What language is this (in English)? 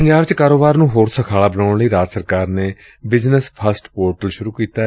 Punjabi